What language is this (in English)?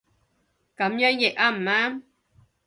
Cantonese